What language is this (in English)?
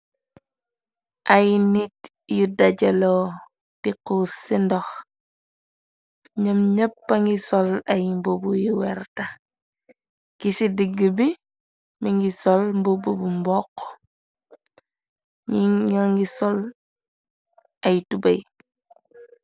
Wolof